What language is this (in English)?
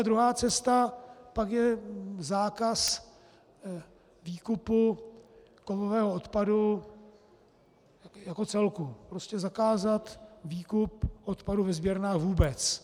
Czech